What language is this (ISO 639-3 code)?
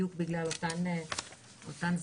heb